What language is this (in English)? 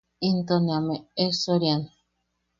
Yaqui